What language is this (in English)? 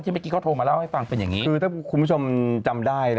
Thai